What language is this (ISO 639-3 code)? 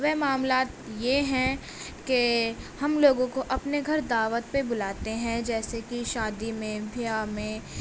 urd